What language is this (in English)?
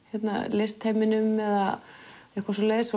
Icelandic